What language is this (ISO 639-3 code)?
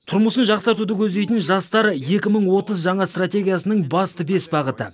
kaz